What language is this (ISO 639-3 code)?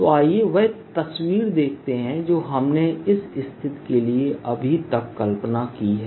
hin